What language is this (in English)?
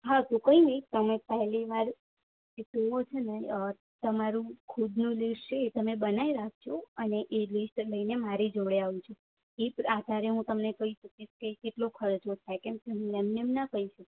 Gujarati